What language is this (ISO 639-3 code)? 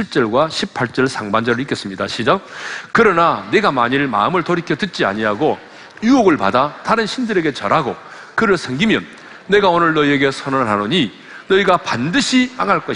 kor